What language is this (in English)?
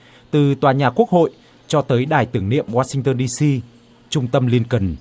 Vietnamese